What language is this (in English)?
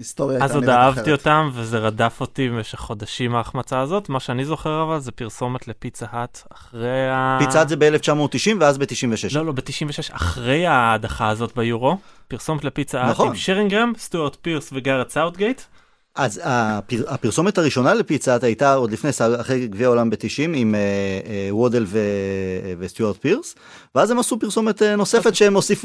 Hebrew